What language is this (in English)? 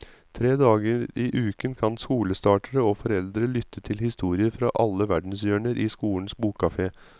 Norwegian